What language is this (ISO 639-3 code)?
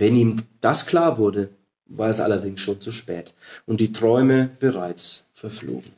deu